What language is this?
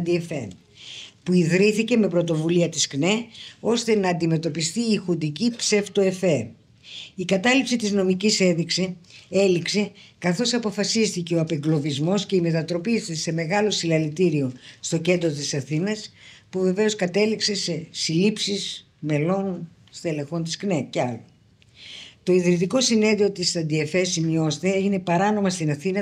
Greek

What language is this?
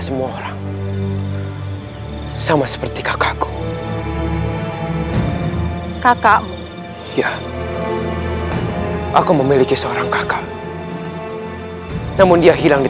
Indonesian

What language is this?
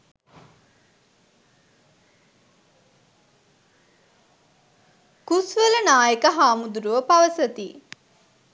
Sinhala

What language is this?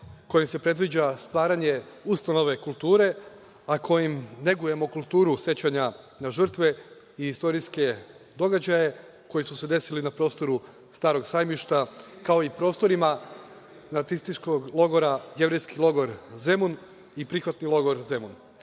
Serbian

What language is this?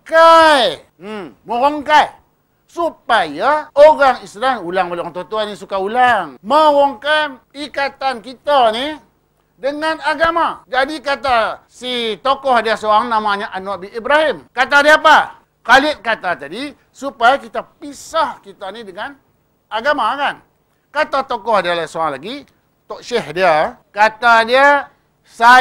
Malay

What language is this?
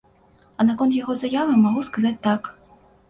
Belarusian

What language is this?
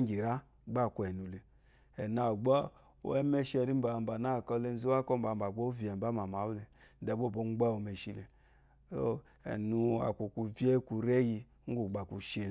Eloyi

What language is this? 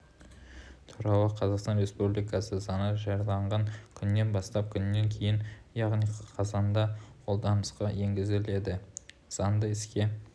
Kazakh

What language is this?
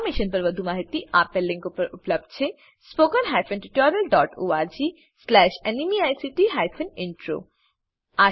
Gujarati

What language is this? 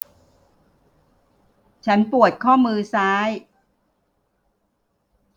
Thai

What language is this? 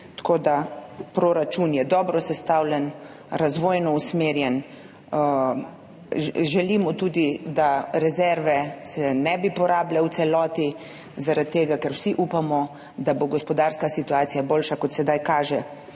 Slovenian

